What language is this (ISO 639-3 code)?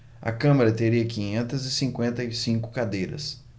por